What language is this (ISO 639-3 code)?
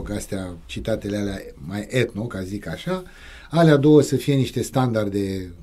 ron